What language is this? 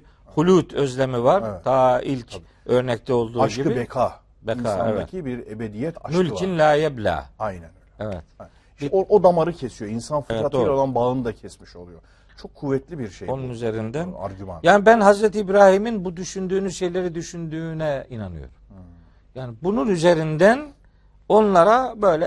Turkish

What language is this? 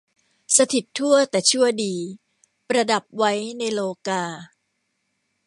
Thai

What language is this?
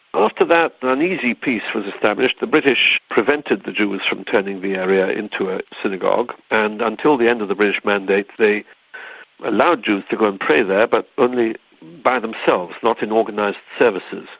English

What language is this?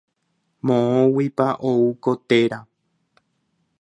Guarani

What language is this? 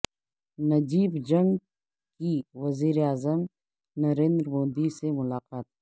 Urdu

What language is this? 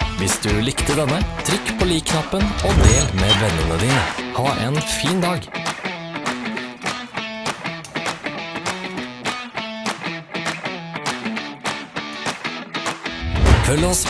Norwegian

